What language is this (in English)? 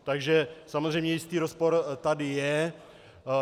Czech